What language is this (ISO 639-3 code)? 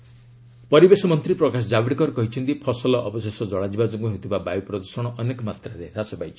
ori